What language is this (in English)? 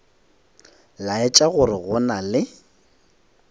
Northern Sotho